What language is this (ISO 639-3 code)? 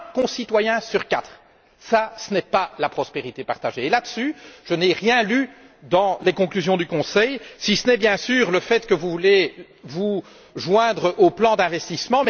fra